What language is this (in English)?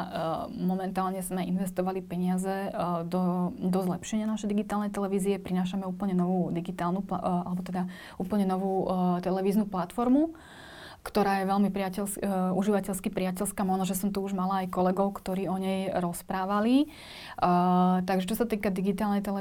Slovak